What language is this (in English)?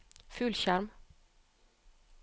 Norwegian